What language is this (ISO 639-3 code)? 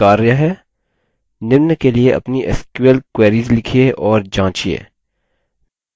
hin